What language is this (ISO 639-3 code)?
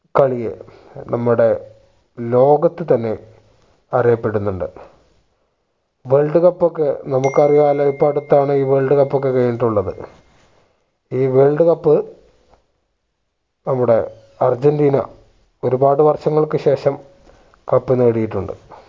mal